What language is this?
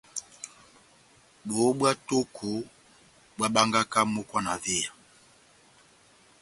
Batanga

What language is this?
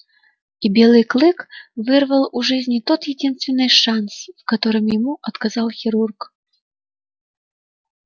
Russian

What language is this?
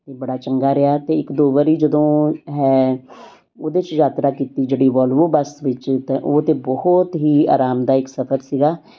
Punjabi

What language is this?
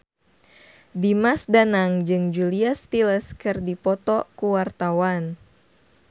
Sundanese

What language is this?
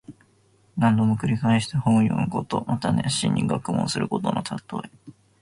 Japanese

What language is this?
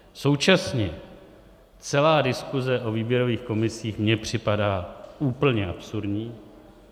Czech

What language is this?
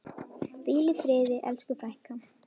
Icelandic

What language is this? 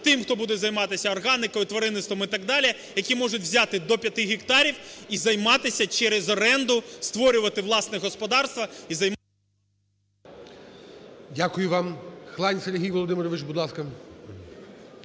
Ukrainian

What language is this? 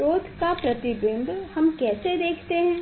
Hindi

